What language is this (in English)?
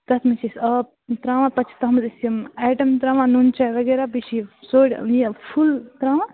Kashmiri